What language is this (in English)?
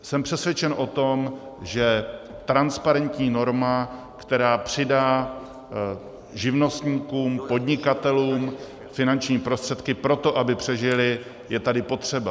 Czech